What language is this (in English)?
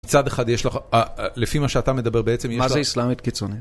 Hebrew